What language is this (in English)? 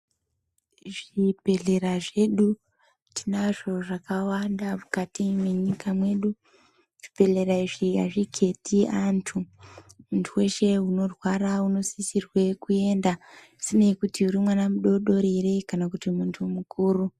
Ndau